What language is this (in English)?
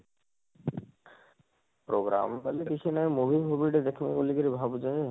Odia